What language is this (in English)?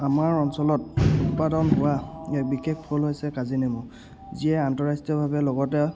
Assamese